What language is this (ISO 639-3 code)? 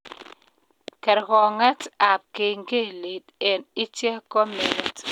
kln